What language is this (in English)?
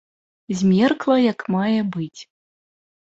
Belarusian